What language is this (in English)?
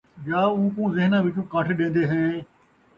Saraiki